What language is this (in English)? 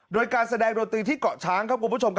Thai